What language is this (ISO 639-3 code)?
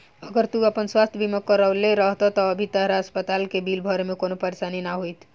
bho